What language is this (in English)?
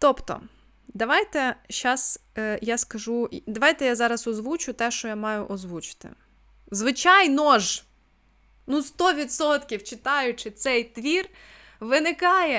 Ukrainian